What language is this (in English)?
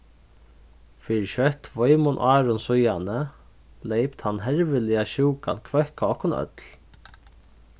Faroese